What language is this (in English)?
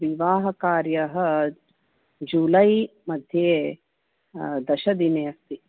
Sanskrit